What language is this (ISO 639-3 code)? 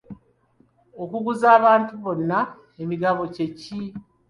lug